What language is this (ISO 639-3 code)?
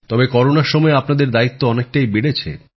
ben